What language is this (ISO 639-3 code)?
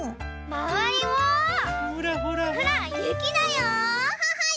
jpn